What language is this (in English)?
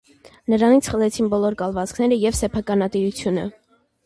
Armenian